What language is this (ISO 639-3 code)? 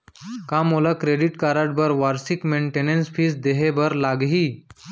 hne